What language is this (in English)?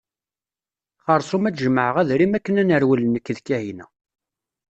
Kabyle